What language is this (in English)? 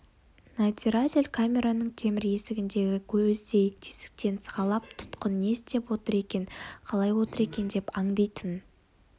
Kazakh